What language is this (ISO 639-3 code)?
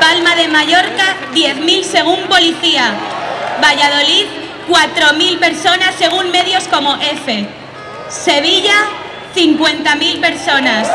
spa